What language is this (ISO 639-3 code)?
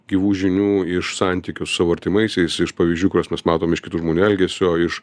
lit